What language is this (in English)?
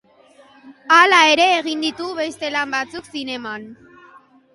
Basque